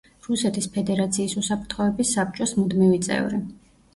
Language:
Georgian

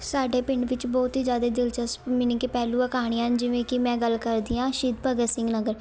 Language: Punjabi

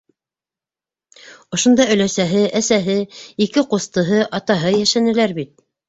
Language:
Bashkir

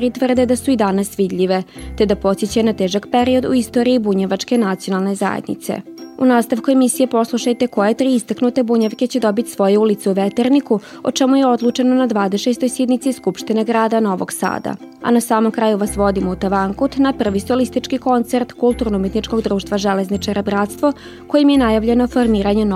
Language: Croatian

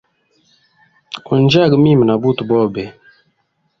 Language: Hemba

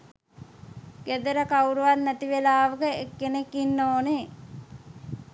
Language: Sinhala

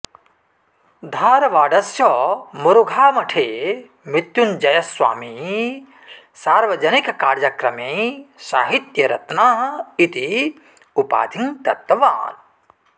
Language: Sanskrit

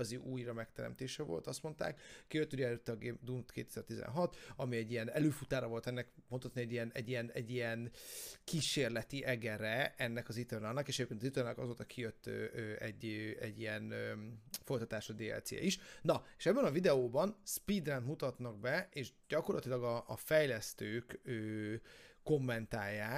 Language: Hungarian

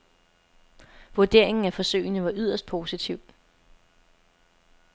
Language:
Danish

